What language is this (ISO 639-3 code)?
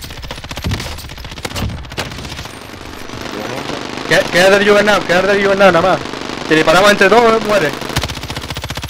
spa